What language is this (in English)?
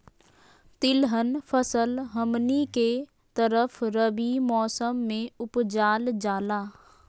Magahi